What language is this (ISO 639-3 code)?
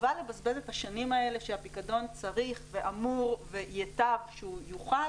heb